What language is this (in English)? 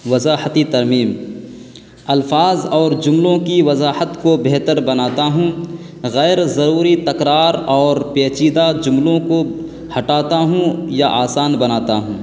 Urdu